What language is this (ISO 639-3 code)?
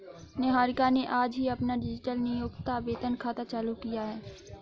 hin